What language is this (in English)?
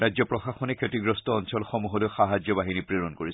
Assamese